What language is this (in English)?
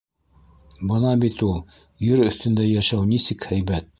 Bashkir